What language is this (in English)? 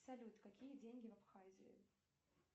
Russian